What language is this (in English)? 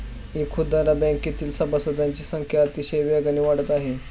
Marathi